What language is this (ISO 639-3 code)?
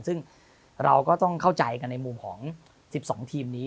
tha